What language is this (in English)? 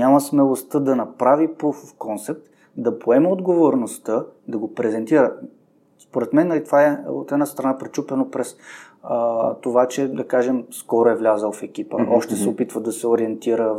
Bulgarian